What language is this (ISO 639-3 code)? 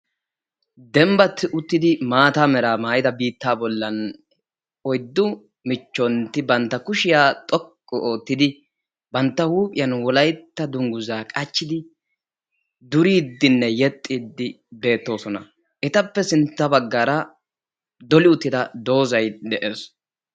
wal